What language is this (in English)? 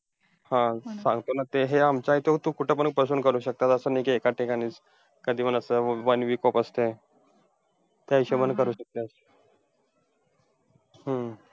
Marathi